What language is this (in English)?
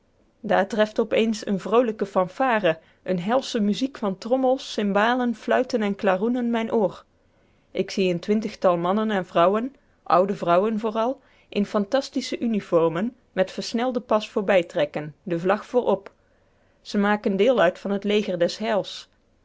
Dutch